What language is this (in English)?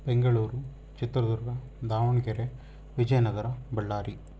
Kannada